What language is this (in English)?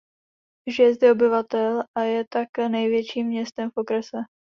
Czech